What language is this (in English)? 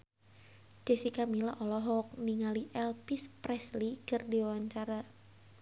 Sundanese